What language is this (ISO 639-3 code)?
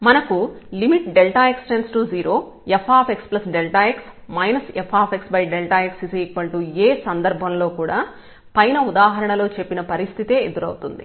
tel